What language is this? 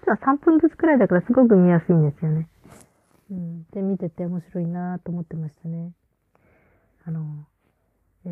Japanese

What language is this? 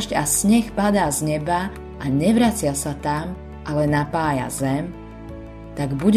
Slovak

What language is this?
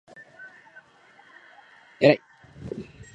Japanese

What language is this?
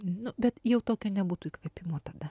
Lithuanian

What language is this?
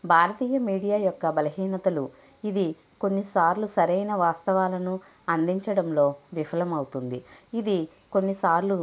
Telugu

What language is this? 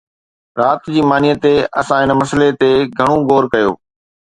Sindhi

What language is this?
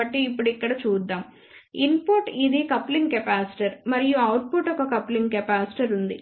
Telugu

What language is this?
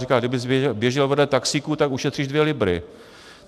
Czech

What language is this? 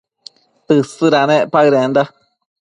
Matsés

